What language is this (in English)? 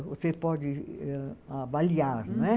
Portuguese